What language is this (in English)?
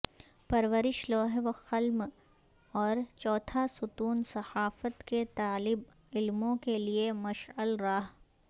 Urdu